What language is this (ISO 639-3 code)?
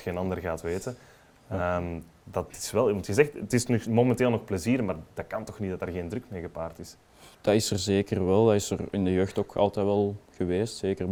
nld